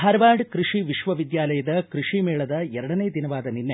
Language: Kannada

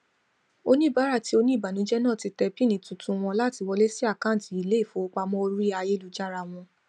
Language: Yoruba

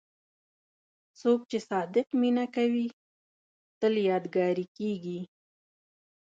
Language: Pashto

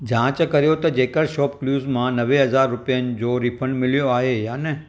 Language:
Sindhi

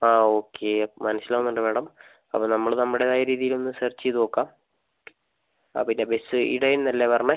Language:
Malayalam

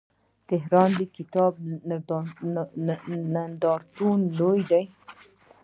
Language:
Pashto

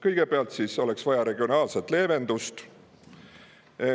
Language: Estonian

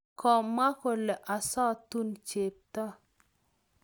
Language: Kalenjin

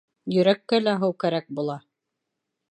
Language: Bashkir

